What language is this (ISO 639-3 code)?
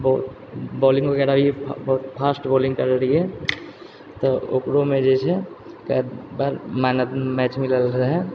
mai